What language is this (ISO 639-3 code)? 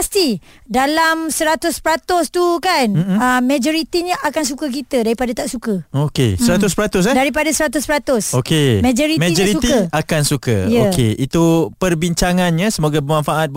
msa